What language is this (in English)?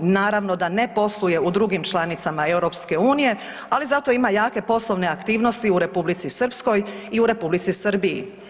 Croatian